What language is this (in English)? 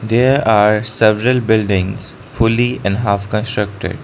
English